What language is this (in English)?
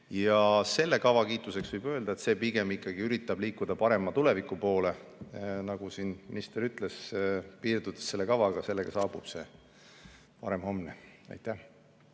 Estonian